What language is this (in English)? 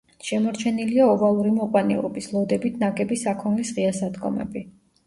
Georgian